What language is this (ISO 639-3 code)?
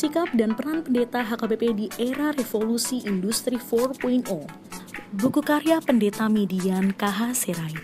ind